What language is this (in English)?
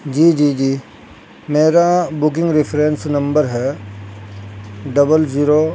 Urdu